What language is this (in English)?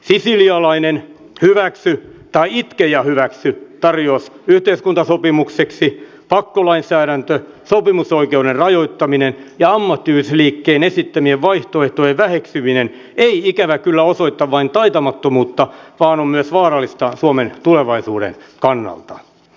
Finnish